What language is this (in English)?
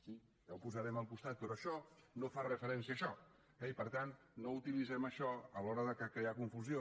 Catalan